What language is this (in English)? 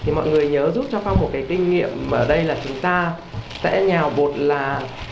Vietnamese